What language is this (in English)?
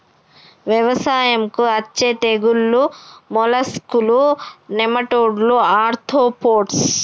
Telugu